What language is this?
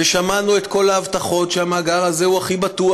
Hebrew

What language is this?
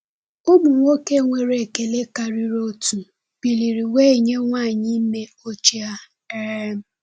Igbo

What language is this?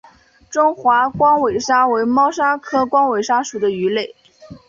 Chinese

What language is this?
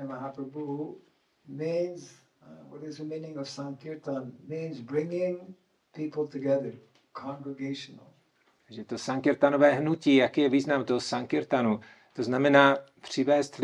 Czech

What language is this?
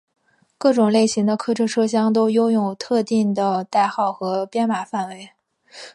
Chinese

